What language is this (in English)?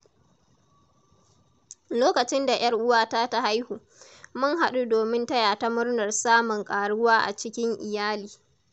Hausa